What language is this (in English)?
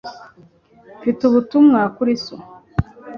Kinyarwanda